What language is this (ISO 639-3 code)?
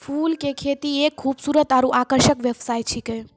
mai